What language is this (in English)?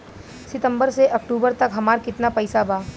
Bhojpuri